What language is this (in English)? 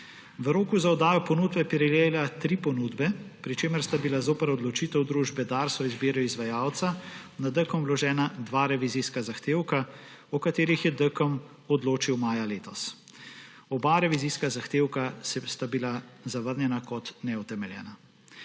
Slovenian